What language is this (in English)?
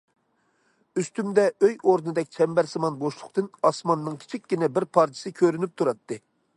Uyghur